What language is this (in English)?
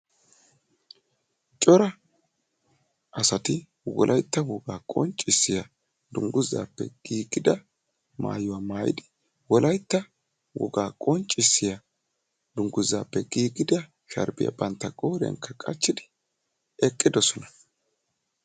Wolaytta